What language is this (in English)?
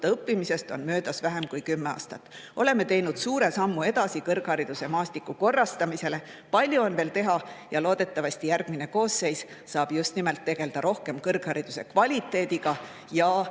Estonian